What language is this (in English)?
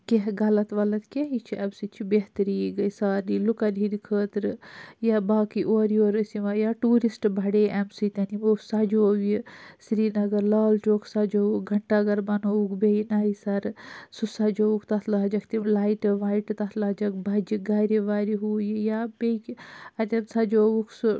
Kashmiri